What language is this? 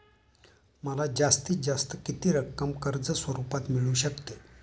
Marathi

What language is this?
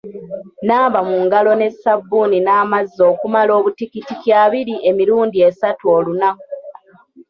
Ganda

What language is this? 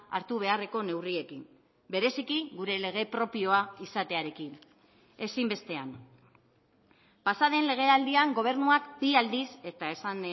Basque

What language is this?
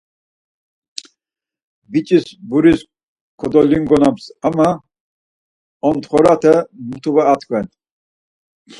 Laz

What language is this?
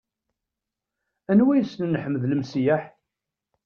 Kabyle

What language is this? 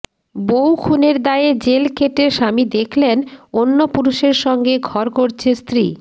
Bangla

